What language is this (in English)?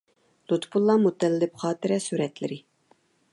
Uyghur